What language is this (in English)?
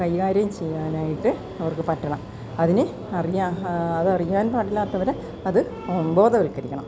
Malayalam